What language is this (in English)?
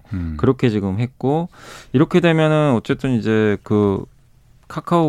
Korean